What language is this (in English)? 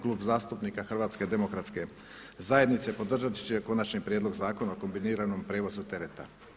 Croatian